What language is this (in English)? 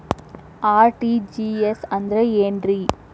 Kannada